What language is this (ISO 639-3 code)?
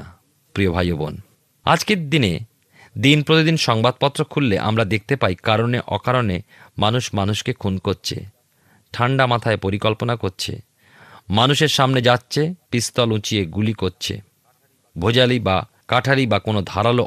ben